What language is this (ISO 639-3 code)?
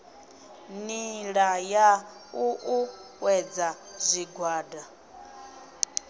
ven